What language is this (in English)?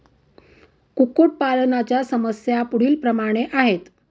Marathi